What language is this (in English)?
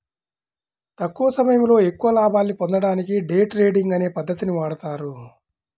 Telugu